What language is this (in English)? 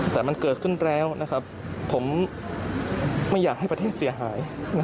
Thai